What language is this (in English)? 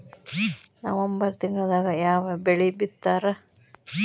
Kannada